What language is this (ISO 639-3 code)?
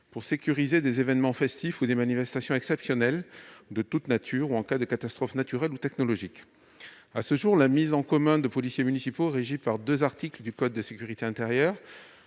fra